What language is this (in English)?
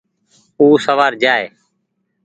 Goaria